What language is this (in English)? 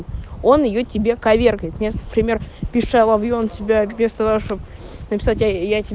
Russian